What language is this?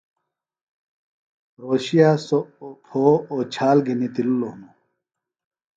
Phalura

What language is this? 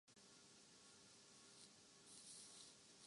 Urdu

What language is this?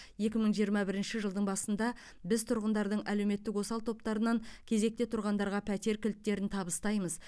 Kazakh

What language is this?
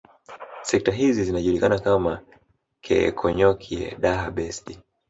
Swahili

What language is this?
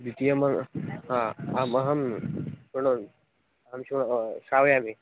Sanskrit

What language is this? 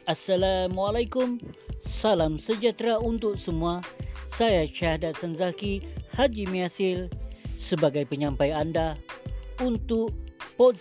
Malay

